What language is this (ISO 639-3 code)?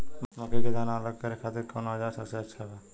bho